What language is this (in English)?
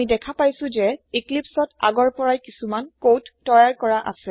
Assamese